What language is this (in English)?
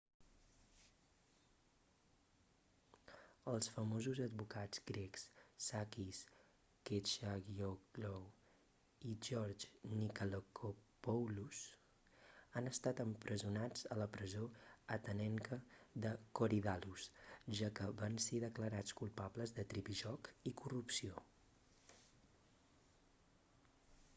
Catalan